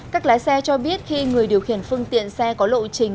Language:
Vietnamese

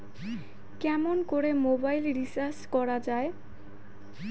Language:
Bangla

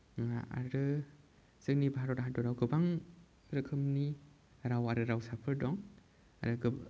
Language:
Bodo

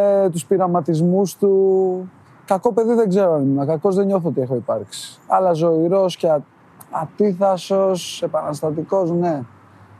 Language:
Greek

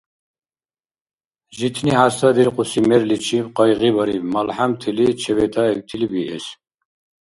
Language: Dargwa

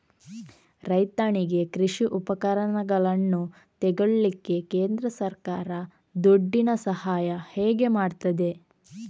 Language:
Kannada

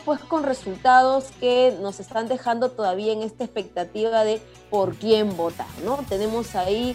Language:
Spanish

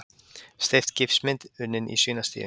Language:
Icelandic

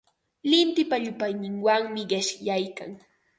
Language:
Ambo-Pasco Quechua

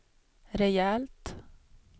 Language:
Swedish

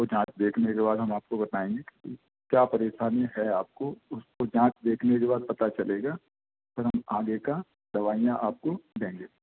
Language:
Hindi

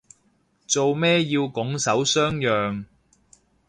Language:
Cantonese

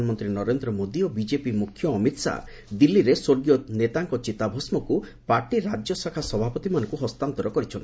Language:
Odia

